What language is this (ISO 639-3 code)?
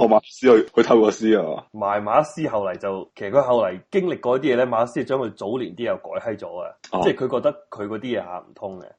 zho